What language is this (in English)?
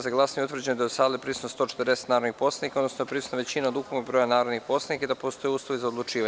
Serbian